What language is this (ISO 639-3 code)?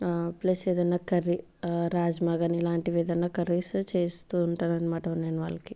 tel